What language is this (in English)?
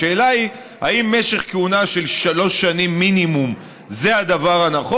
Hebrew